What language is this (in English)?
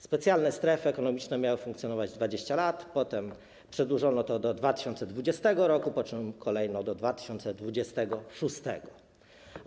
Polish